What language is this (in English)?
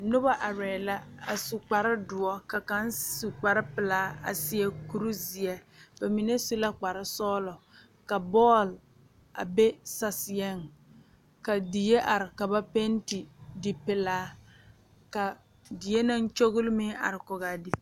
Southern Dagaare